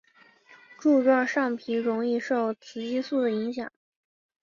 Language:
Chinese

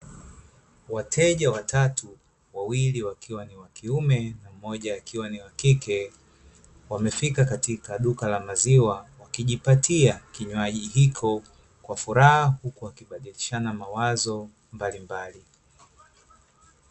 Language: Swahili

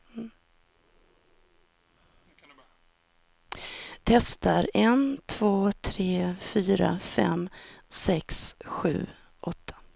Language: Swedish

